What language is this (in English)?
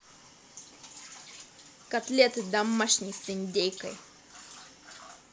Russian